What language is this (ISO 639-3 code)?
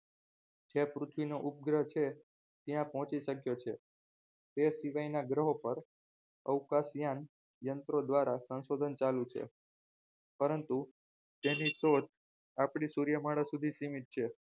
guj